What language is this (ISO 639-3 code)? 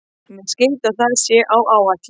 isl